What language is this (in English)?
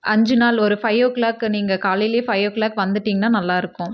Tamil